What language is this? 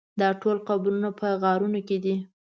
Pashto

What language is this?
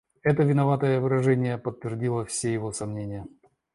Russian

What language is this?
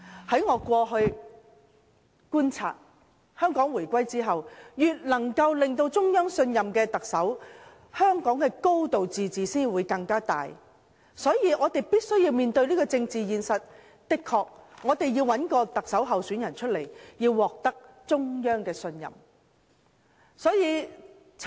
Cantonese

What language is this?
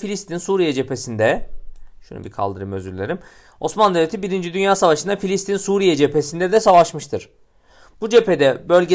Turkish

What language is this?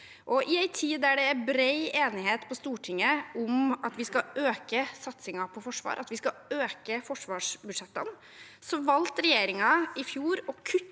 Norwegian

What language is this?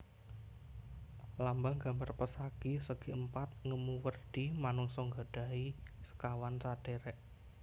Javanese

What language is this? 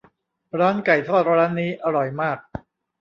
Thai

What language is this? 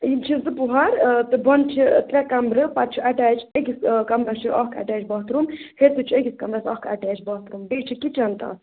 Kashmiri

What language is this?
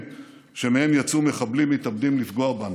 Hebrew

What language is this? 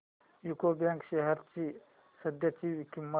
Marathi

